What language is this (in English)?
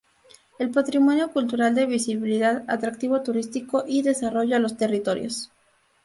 Spanish